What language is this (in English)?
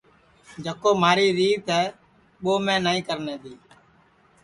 Sansi